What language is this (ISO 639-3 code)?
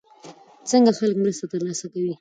pus